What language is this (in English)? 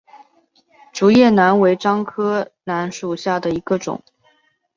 Chinese